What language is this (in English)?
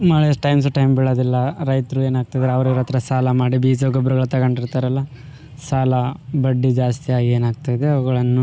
Kannada